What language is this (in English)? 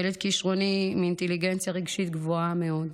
Hebrew